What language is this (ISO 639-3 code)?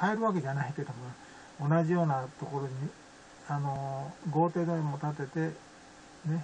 jpn